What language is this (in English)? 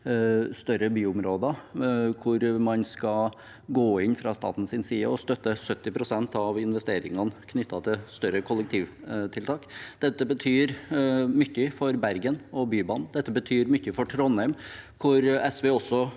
Norwegian